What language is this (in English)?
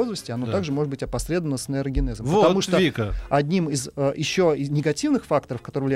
Russian